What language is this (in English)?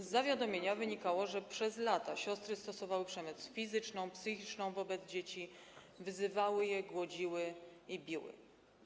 Polish